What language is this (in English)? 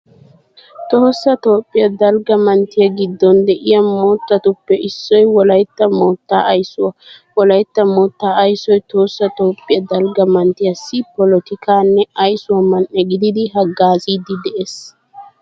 Wolaytta